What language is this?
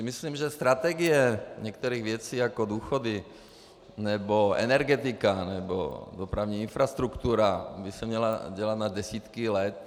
Czech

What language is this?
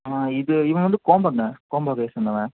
Tamil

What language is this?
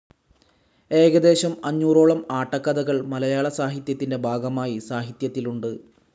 Malayalam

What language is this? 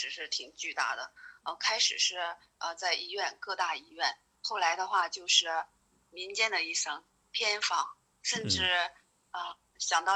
Chinese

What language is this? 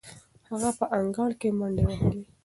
Pashto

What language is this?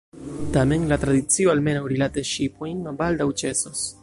Esperanto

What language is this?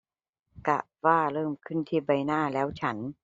Thai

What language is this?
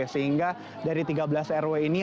Indonesian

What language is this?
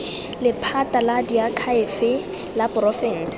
Tswana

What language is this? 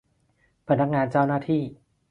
Thai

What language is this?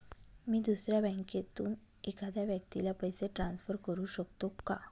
Marathi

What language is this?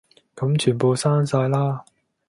Cantonese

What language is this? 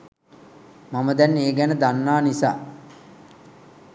Sinhala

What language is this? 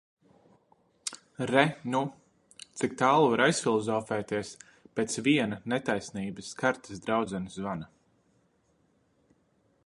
Latvian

